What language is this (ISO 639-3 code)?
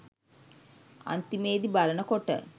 sin